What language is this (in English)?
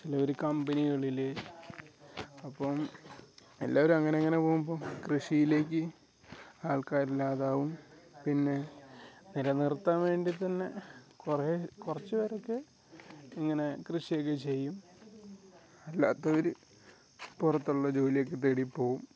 Malayalam